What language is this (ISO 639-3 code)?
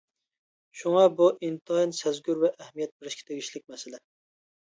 uig